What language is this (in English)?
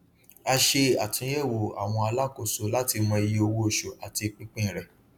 Yoruba